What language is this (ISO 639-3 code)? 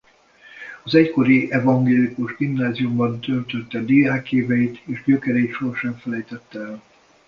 hun